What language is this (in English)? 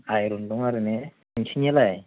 Bodo